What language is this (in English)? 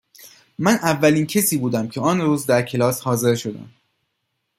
Persian